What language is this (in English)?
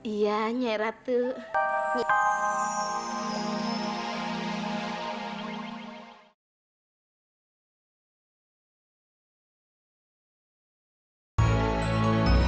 Indonesian